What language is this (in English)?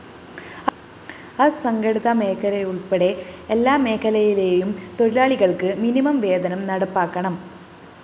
Malayalam